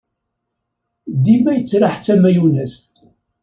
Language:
Kabyle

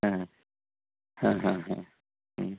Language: Sanskrit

